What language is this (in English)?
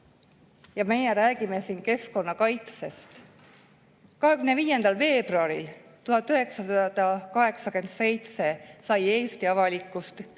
Estonian